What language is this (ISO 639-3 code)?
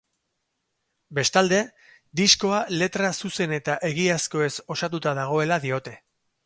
eus